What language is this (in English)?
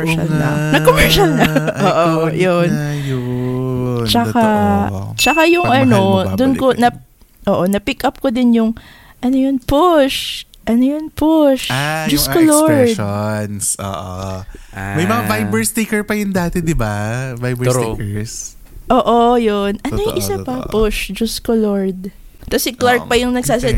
Filipino